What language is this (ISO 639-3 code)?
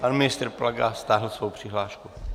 ces